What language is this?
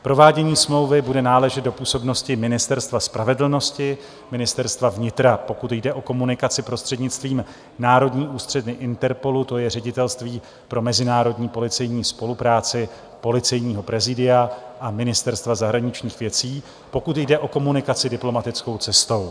Czech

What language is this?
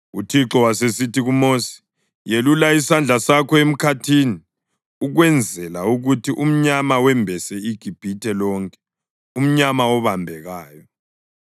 North Ndebele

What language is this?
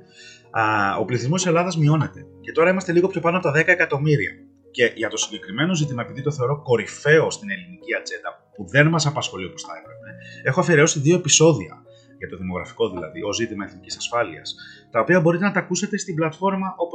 Greek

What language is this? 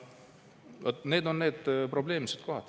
Estonian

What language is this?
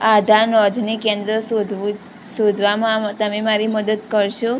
Gujarati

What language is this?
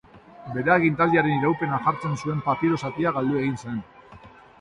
Basque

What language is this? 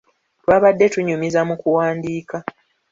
Ganda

